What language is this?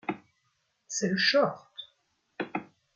French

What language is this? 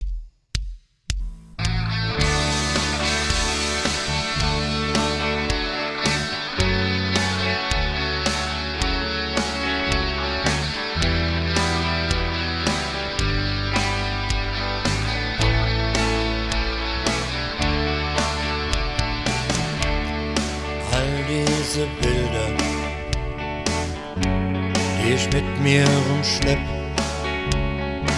German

